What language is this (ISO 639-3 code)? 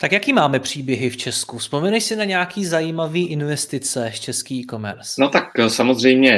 ces